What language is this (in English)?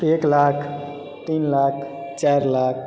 Maithili